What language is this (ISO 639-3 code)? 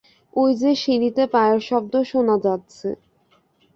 ben